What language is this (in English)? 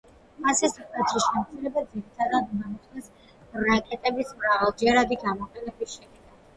Georgian